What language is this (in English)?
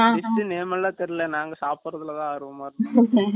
Tamil